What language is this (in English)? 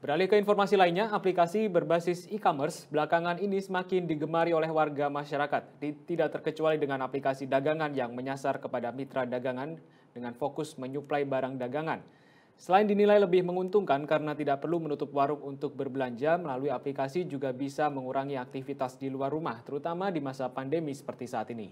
Indonesian